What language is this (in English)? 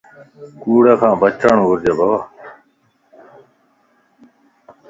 Lasi